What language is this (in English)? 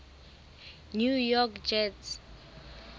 Southern Sotho